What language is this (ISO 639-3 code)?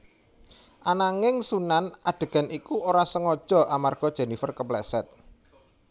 jav